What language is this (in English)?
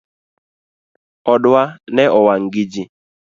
Luo (Kenya and Tanzania)